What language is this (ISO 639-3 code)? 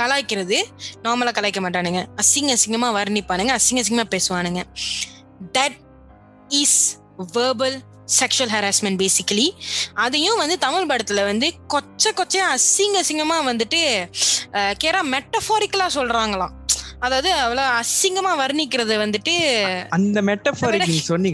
tam